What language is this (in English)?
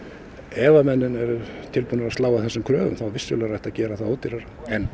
Icelandic